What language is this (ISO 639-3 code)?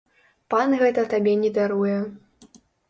bel